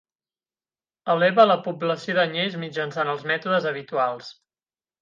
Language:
Catalan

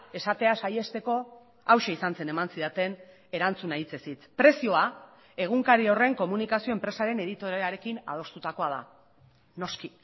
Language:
Basque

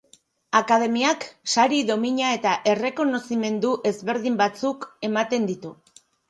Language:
Basque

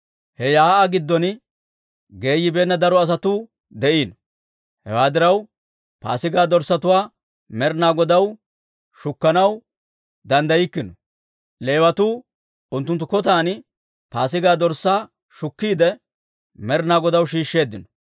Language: Dawro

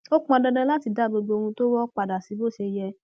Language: Yoruba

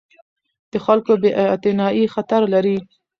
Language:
Pashto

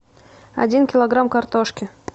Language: Russian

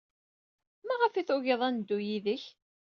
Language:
Kabyle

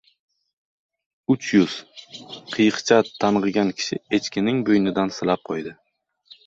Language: Uzbek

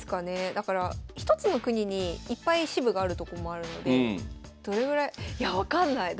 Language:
Japanese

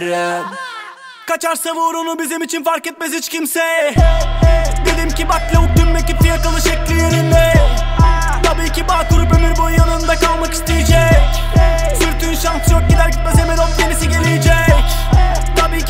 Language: Turkish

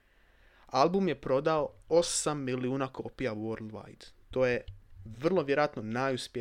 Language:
Croatian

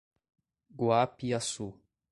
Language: Portuguese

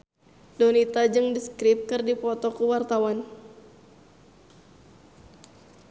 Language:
Sundanese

